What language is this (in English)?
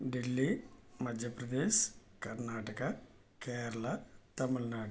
Telugu